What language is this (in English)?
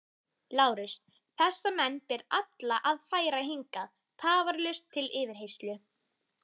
Icelandic